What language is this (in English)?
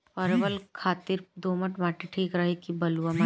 Bhojpuri